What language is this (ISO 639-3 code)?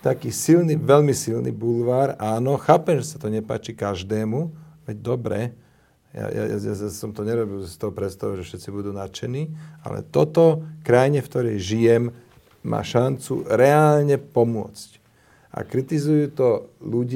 slk